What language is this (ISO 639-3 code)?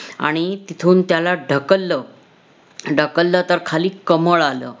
mar